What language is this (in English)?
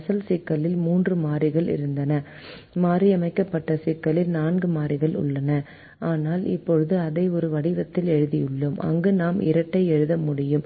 Tamil